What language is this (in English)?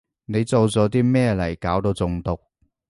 Cantonese